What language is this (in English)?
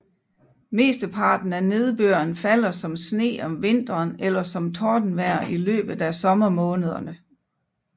Danish